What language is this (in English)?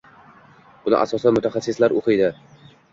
Uzbek